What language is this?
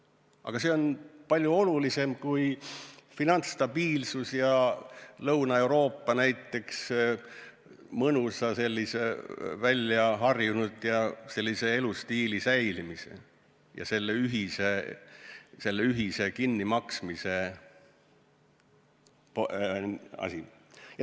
Estonian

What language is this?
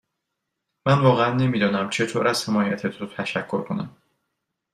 Persian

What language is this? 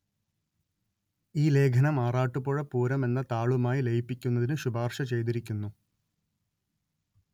Malayalam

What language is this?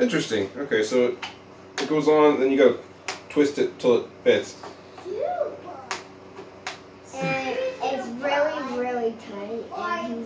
English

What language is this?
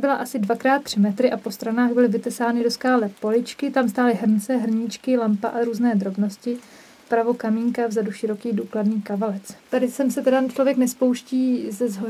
Czech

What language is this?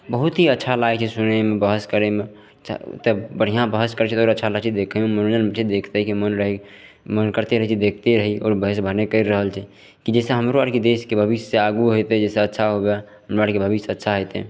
Maithili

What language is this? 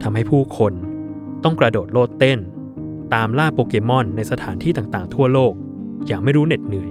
Thai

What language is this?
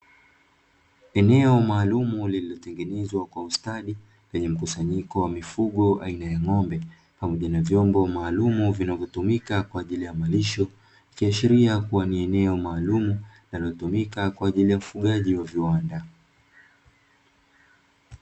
Swahili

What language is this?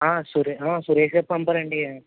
Telugu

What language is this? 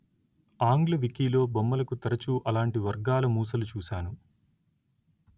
Telugu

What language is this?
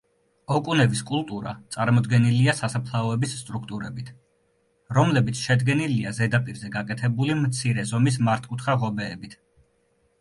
Georgian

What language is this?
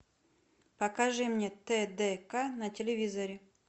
Russian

